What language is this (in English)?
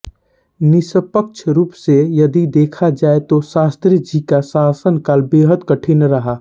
Hindi